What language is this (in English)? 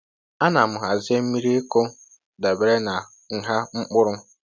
Igbo